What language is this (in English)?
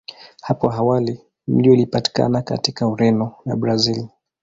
Swahili